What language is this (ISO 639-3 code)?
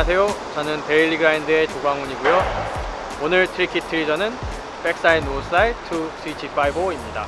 kor